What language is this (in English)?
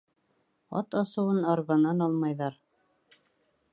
Bashkir